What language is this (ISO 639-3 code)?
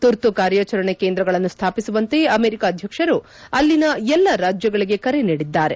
kan